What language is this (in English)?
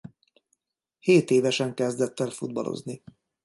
Hungarian